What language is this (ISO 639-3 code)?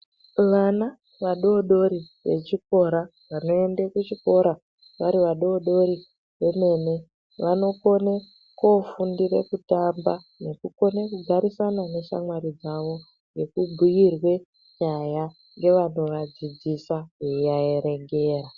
ndc